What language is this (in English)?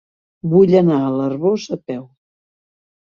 Catalan